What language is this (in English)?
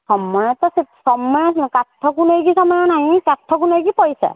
Odia